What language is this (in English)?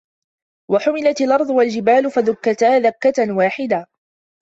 Arabic